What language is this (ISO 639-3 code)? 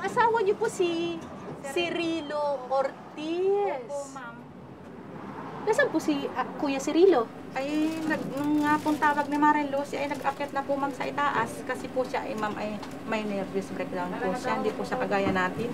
fil